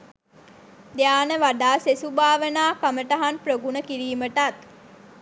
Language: Sinhala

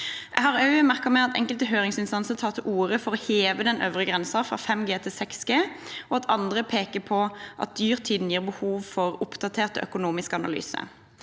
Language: Norwegian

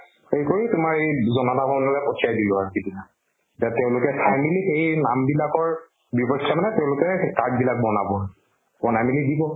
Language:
Assamese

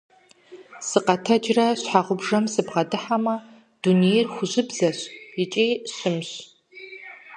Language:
Kabardian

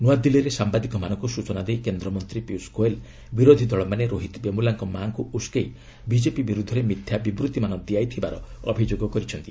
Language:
Odia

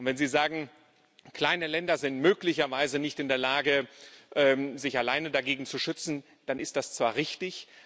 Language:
German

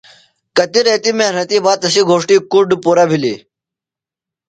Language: Phalura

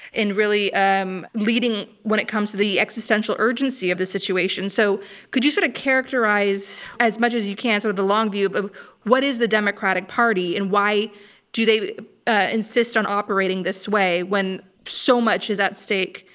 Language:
English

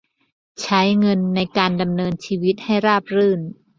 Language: Thai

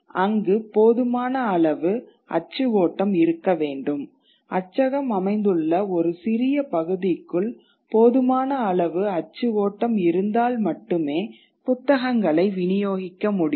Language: Tamil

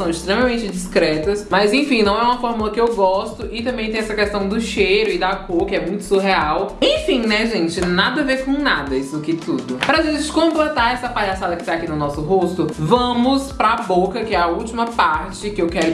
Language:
Portuguese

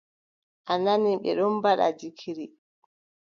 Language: Adamawa Fulfulde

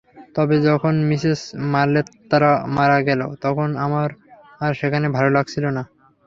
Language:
Bangla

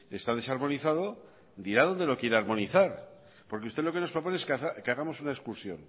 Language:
Spanish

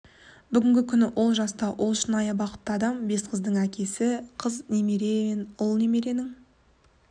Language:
Kazakh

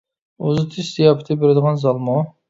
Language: Uyghur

